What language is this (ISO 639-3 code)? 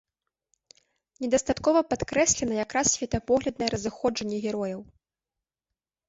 bel